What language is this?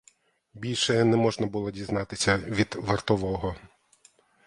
Ukrainian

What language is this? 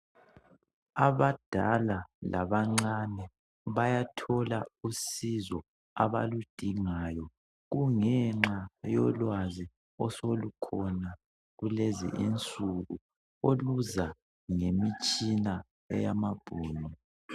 North Ndebele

